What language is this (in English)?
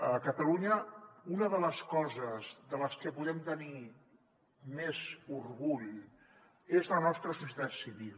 Catalan